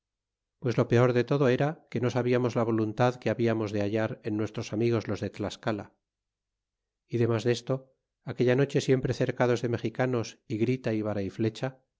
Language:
Spanish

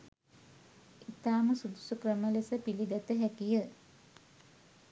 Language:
Sinhala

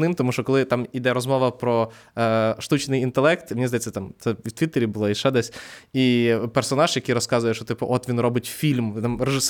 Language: Ukrainian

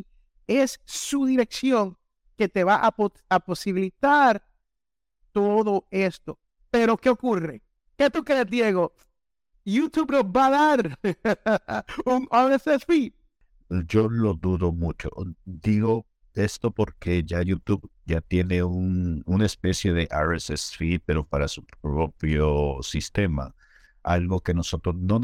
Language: Spanish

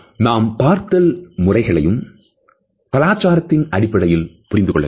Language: Tamil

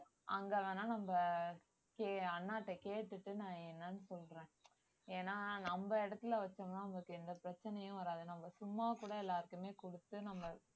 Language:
Tamil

